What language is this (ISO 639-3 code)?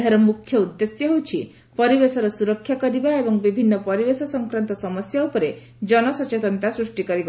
ori